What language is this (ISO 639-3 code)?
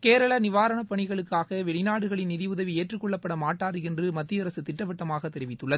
tam